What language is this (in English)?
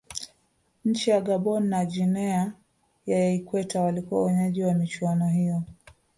Swahili